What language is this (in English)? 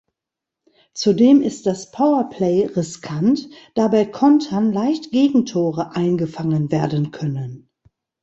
German